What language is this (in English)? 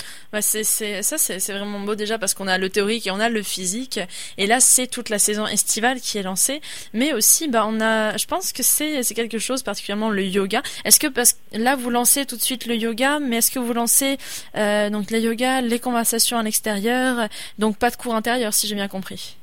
French